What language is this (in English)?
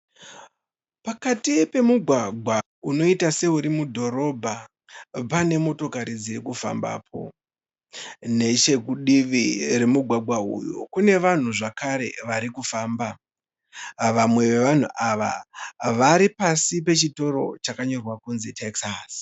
Shona